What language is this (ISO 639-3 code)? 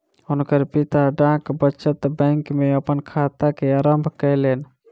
mai